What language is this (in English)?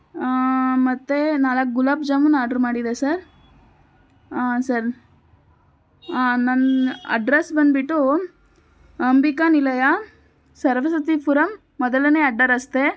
Kannada